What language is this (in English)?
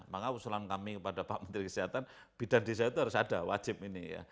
Indonesian